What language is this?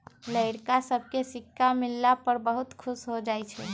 Magahi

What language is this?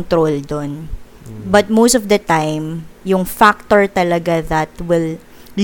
Filipino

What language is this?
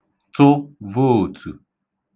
Igbo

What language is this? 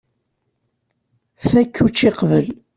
Kabyle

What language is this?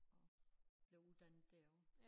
Danish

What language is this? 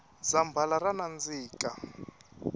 Tsonga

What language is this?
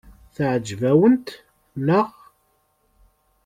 Kabyle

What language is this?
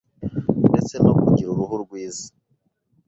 Kinyarwanda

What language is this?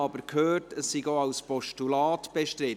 Swiss German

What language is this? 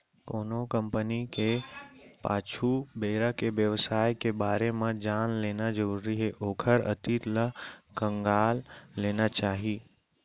Chhattisgarhi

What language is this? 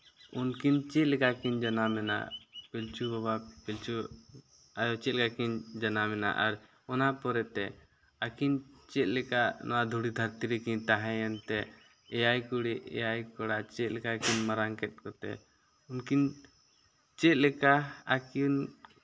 Santali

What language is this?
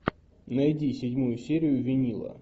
Russian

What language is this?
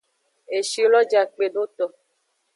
Aja (Benin)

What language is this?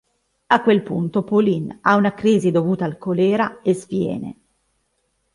Italian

